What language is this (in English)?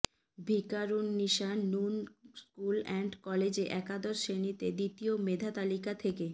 Bangla